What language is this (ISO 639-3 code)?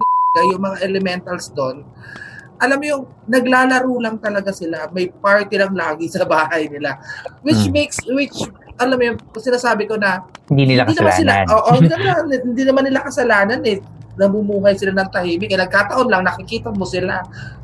fil